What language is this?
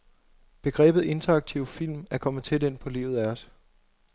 Danish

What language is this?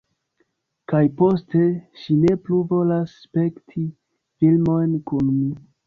Esperanto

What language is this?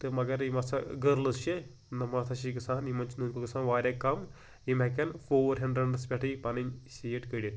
Kashmiri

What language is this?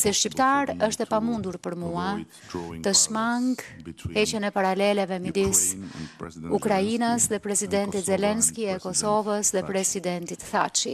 Romanian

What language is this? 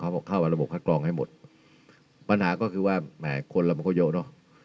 Thai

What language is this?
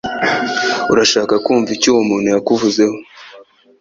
Kinyarwanda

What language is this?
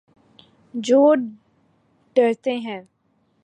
Urdu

